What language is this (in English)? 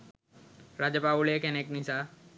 Sinhala